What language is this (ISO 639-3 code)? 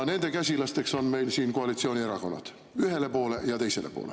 est